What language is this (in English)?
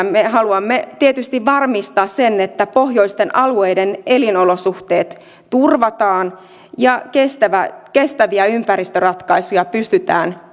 Finnish